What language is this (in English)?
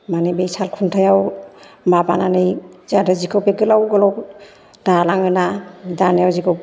Bodo